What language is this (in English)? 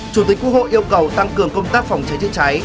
Vietnamese